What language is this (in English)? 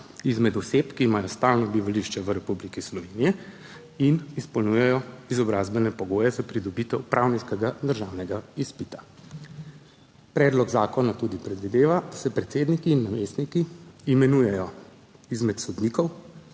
Slovenian